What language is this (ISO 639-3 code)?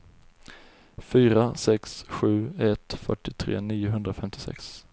swe